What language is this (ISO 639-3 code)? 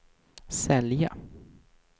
swe